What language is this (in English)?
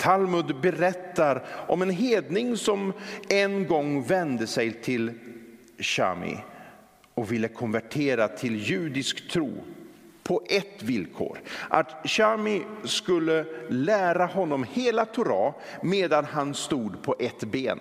Swedish